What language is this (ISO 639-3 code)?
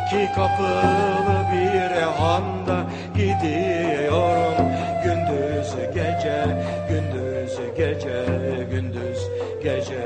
tur